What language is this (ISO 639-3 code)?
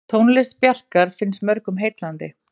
isl